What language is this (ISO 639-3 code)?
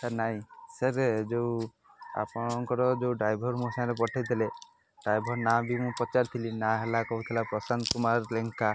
ori